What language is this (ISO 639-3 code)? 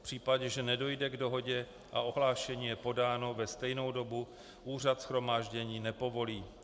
ces